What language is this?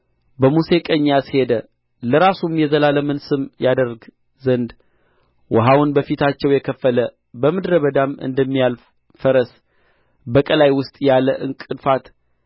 Amharic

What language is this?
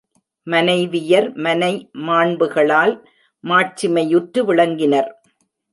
Tamil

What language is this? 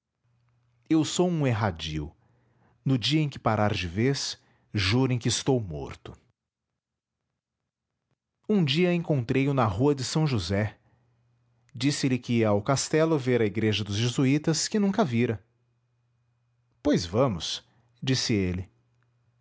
Portuguese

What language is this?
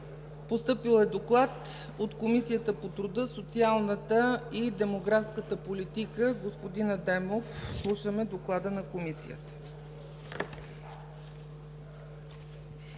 Bulgarian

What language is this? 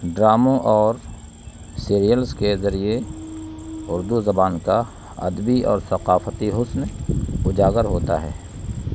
Urdu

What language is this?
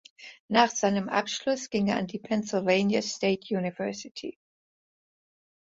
German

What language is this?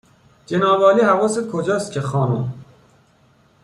Persian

